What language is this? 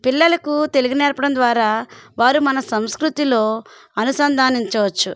Telugu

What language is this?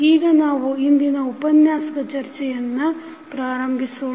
Kannada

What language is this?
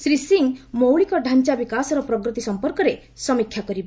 Odia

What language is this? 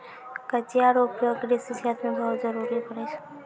Maithili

